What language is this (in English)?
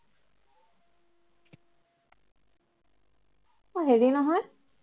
Assamese